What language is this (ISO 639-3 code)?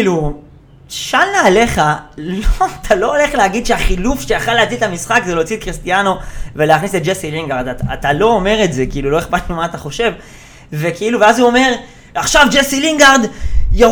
heb